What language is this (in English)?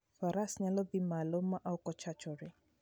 Luo (Kenya and Tanzania)